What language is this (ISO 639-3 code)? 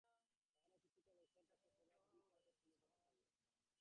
ben